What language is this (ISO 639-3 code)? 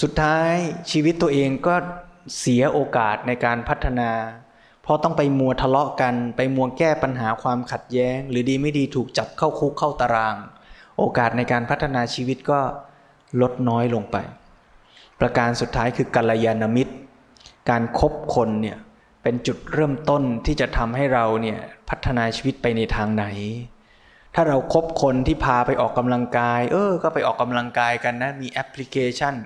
tha